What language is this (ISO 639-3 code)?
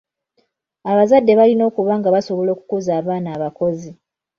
lug